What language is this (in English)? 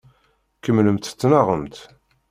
Kabyle